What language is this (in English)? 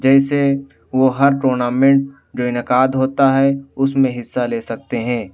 Urdu